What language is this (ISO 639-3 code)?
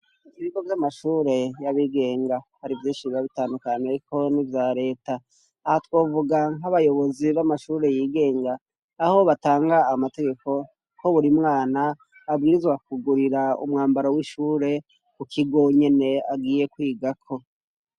run